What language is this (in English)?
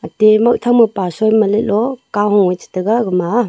Wancho Naga